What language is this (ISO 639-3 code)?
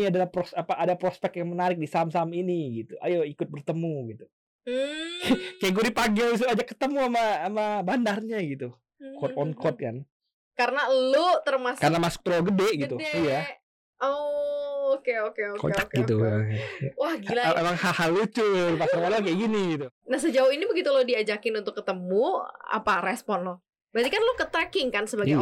ind